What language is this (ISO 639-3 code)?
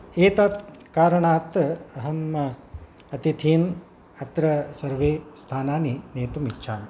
san